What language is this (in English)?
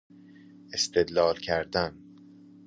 Persian